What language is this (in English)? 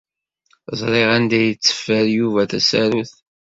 Kabyle